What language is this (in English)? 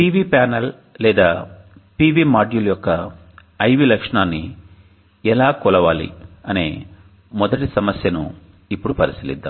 Telugu